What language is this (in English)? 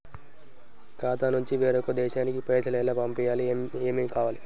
Telugu